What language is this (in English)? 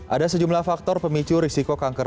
Indonesian